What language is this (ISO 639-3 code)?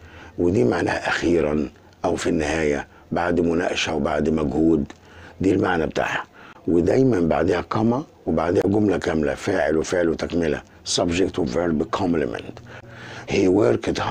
ara